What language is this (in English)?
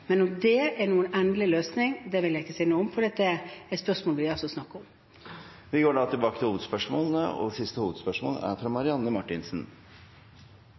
Norwegian